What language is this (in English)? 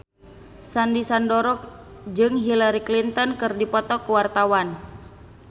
Sundanese